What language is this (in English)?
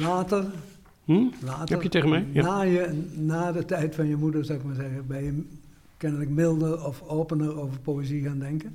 Dutch